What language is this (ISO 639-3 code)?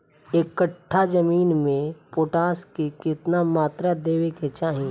bho